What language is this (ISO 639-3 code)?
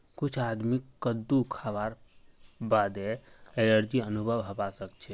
mag